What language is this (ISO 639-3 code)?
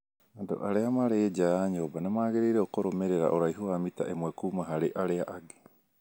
kik